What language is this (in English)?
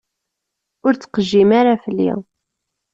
Kabyle